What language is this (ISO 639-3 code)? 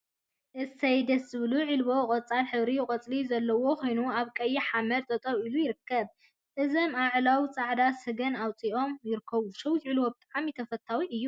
tir